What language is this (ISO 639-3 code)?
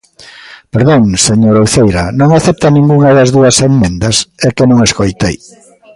glg